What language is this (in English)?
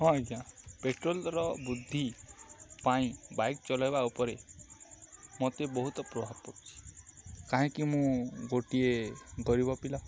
Odia